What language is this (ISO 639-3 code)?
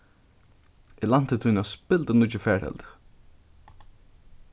fao